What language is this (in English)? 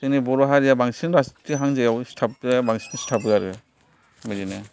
Bodo